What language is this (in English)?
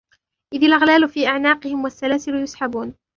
Arabic